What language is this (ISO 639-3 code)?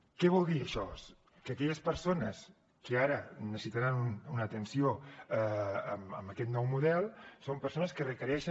cat